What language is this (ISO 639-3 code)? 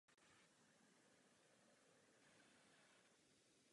ces